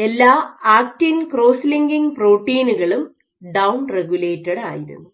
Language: Malayalam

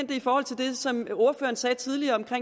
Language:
Danish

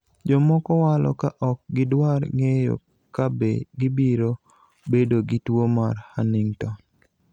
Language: Luo (Kenya and Tanzania)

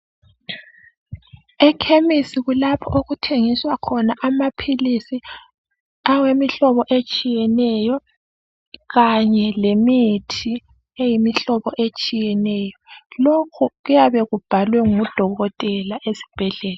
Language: North Ndebele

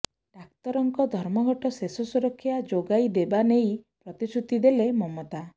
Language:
Odia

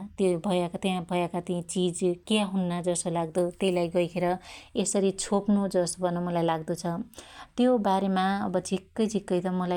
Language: Dotyali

